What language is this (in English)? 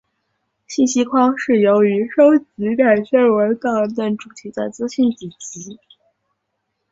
Chinese